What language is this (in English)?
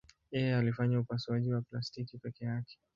Swahili